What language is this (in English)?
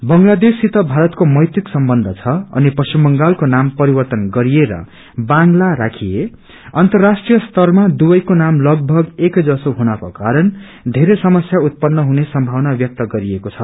Nepali